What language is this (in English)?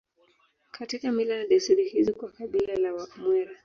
Swahili